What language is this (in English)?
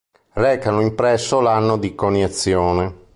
Italian